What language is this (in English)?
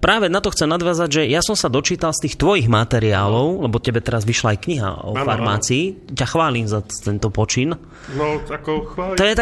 Slovak